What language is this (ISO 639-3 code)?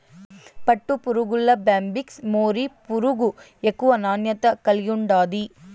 tel